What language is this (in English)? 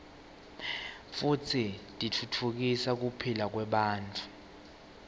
Swati